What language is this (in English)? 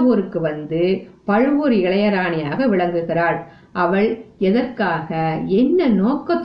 Tamil